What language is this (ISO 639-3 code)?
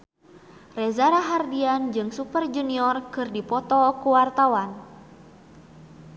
sun